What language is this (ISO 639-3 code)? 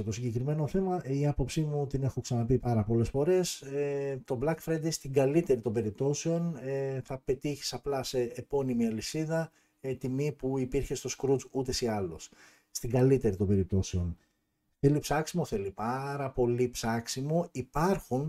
ell